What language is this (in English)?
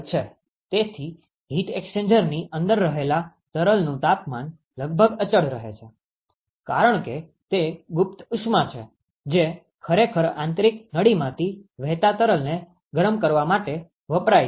Gujarati